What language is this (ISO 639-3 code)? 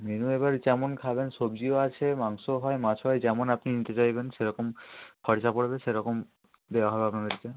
ben